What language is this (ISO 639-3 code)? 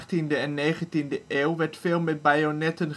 nld